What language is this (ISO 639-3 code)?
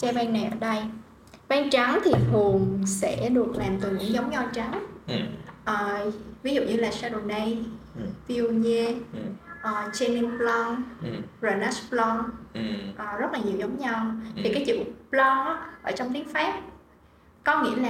vie